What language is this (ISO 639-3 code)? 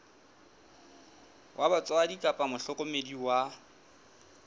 sot